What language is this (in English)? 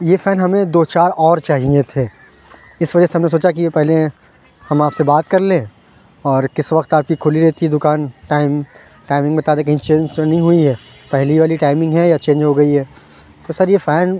Urdu